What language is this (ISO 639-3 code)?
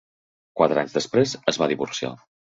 cat